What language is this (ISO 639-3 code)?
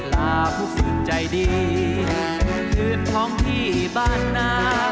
tha